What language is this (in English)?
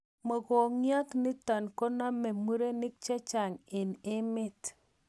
Kalenjin